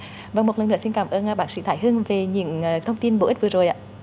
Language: Vietnamese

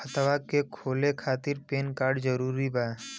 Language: Bhojpuri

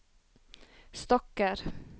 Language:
Norwegian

